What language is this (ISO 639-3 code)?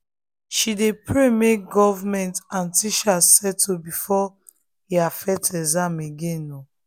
pcm